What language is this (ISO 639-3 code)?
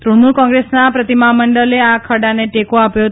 guj